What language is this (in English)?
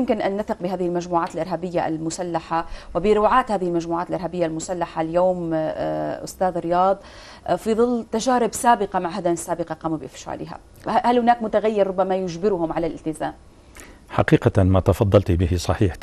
Arabic